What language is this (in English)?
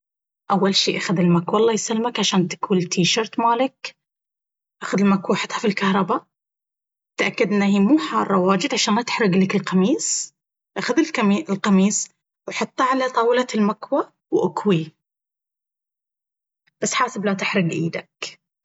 Baharna Arabic